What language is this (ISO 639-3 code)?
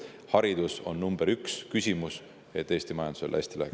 est